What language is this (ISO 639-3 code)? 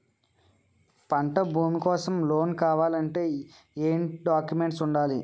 tel